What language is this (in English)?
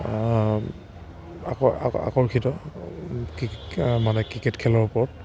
Assamese